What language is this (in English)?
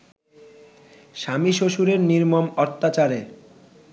Bangla